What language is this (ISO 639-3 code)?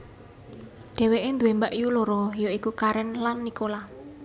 jav